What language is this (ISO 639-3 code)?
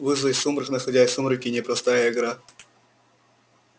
rus